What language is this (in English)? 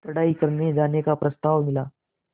Hindi